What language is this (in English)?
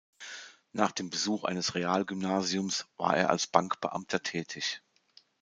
German